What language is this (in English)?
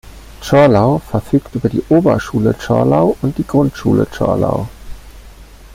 German